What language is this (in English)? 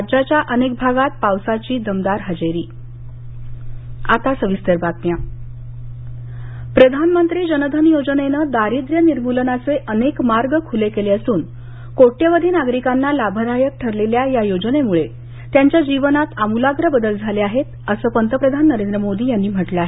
Marathi